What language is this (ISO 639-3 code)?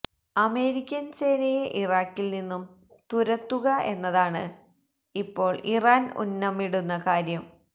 mal